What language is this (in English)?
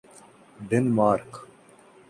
Urdu